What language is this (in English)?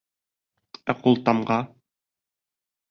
Bashkir